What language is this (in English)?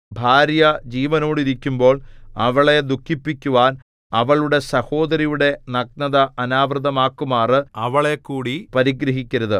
Malayalam